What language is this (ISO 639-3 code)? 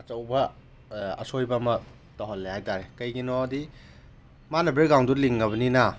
mni